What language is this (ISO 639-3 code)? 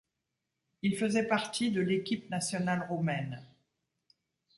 fra